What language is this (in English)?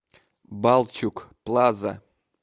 Russian